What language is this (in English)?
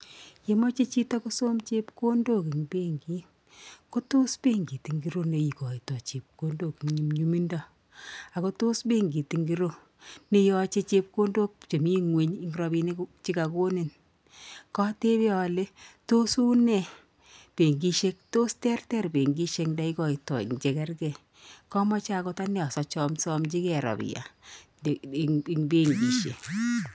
Kalenjin